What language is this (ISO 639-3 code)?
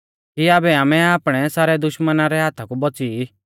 bfz